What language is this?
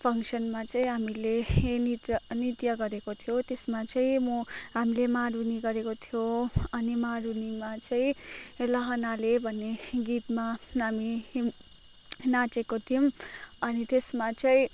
Nepali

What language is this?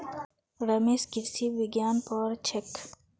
Magahi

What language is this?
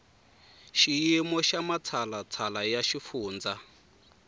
Tsonga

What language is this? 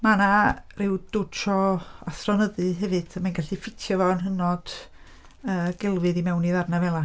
Welsh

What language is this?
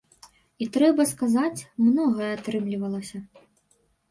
Belarusian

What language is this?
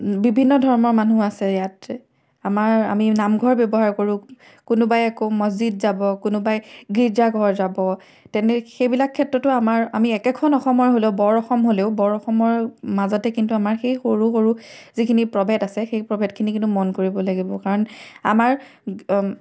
Assamese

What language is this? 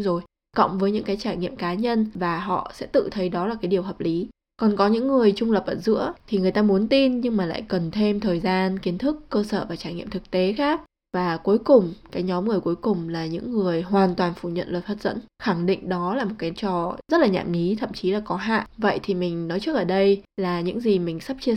Vietnamese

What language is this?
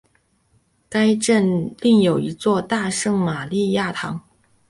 Chinese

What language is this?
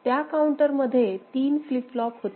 Marathi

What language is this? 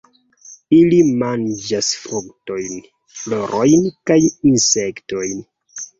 Esperanto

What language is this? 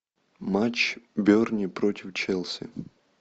Russian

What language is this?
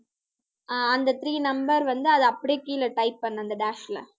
Tamil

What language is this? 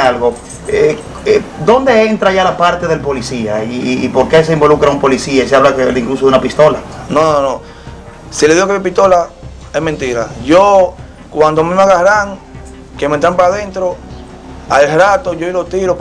Spanish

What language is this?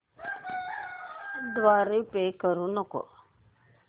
Marathi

